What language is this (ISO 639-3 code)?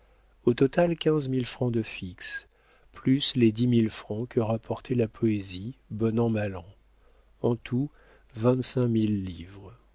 fra